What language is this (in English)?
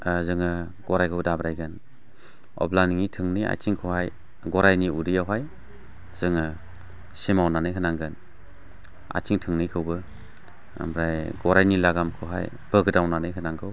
Bodo